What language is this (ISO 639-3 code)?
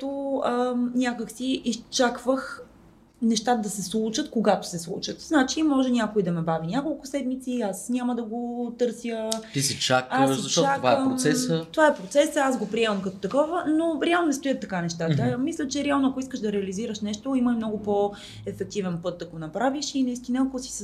bul